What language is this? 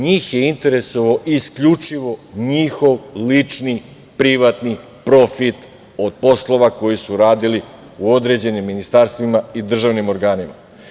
Serbian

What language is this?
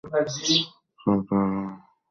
Bangla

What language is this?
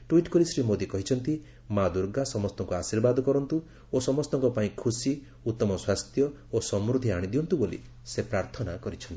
Odia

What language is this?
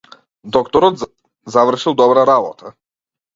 Macedonian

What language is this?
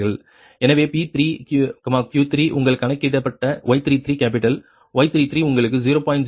Tamil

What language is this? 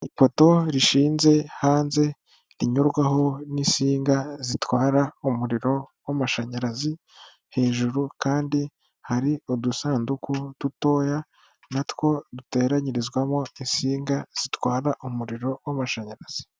Kinyarwanda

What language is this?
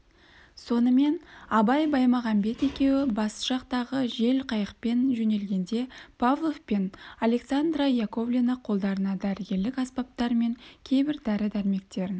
Kazakh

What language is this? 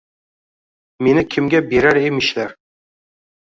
Uzbek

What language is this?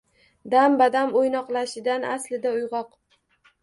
Uzbek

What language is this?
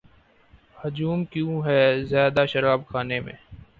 Urdu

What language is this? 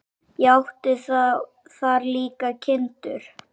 Icelandic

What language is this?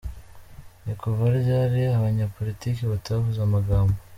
Kinyarwanda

